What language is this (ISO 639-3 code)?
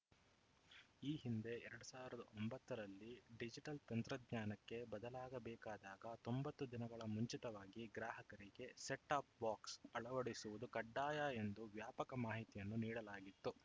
kan